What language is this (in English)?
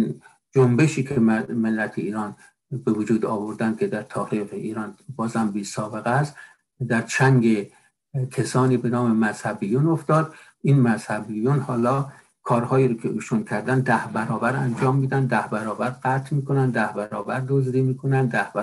Persian